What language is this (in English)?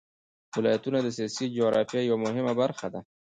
Pashto